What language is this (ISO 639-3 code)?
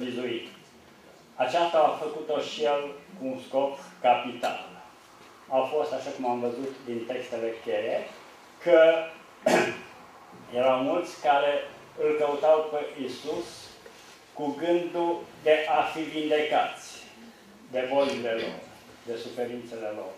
ron